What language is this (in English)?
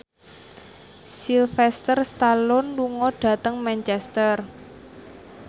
Javanese